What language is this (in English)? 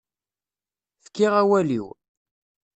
Kabyle